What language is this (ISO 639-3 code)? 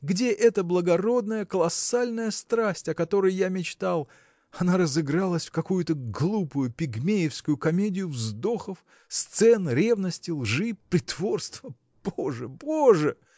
rus